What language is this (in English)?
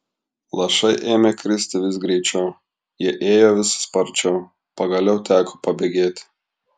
Lithuanian